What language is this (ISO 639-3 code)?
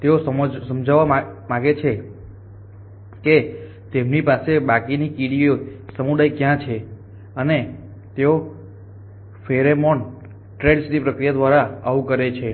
guj